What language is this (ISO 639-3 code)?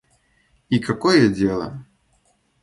rus